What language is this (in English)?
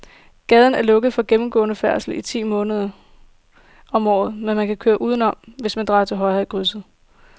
Danish